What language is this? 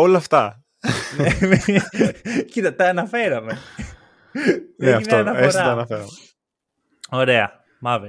Greek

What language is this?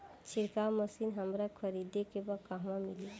Bhojpuri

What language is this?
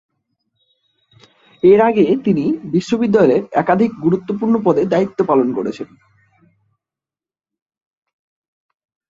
Bangla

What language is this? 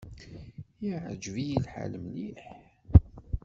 Kabyle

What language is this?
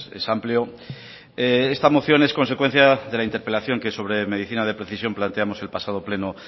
Spanish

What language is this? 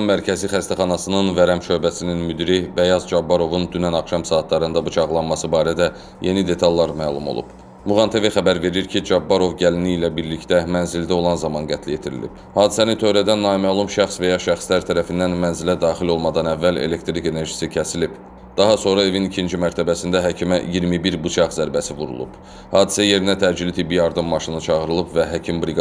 Turkish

